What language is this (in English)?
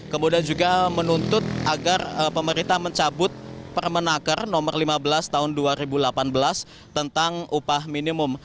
Indonesian